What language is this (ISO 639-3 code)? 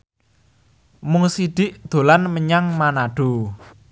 jav